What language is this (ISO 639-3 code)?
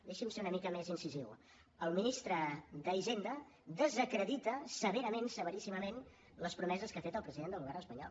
cat